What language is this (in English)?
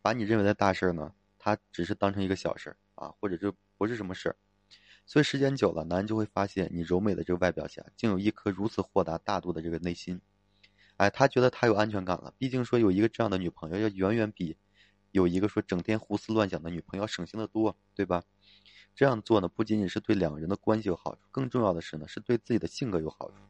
Chinese